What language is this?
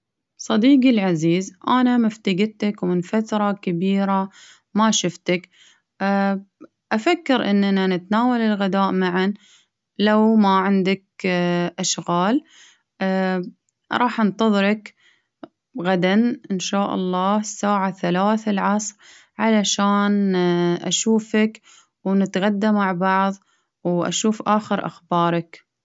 Baharna Arabic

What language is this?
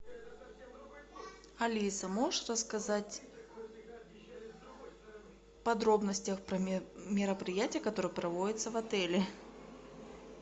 Russian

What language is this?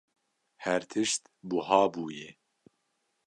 Kurdish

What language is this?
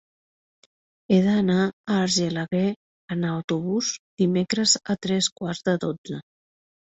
Catalan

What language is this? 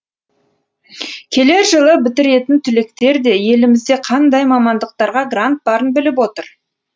Kazakh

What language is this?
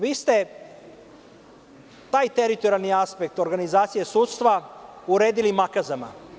Serbian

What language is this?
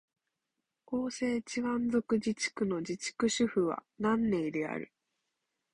Japanese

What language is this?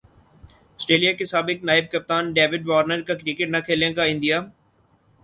Urdu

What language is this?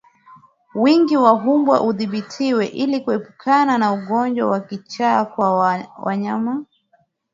Swahili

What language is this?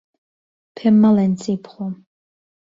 Central Kurdish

